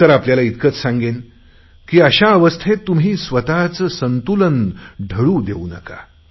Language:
Marathi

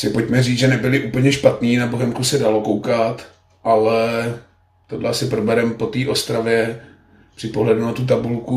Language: Czech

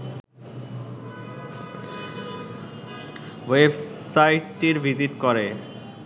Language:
Bangla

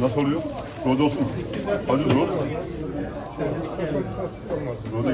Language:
Turkish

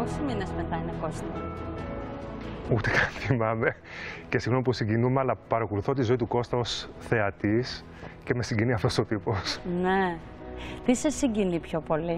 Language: Greek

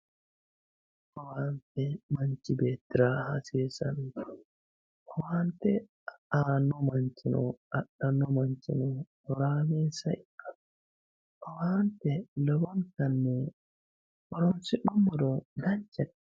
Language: Sidamo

